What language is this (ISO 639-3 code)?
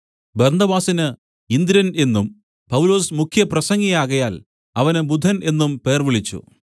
mal